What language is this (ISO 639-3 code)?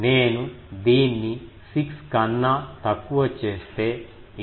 tel